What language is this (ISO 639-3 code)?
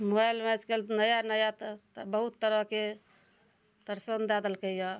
mai